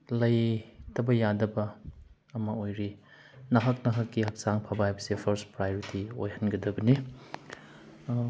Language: Manipuri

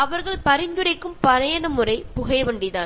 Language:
Malayalam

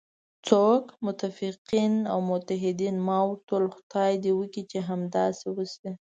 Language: Pashto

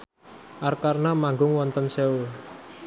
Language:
Javanese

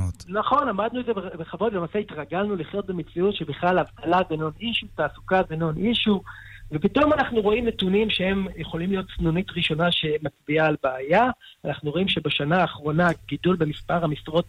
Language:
Hebrew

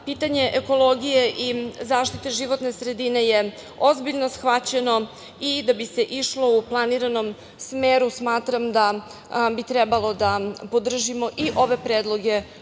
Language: Serbian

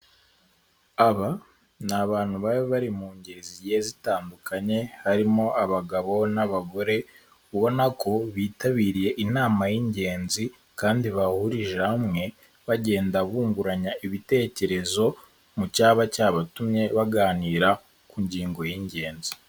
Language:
Kinyarwanda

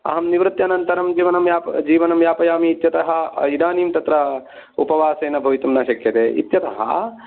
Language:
Sanskrit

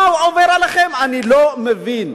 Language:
Hebrew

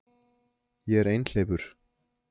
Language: Icelandic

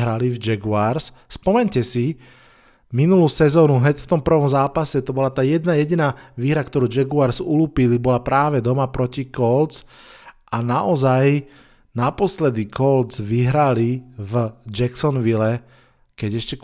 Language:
Slovak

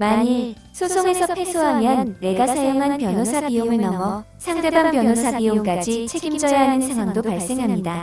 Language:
Korean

